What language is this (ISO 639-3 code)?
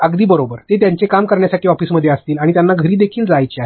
mar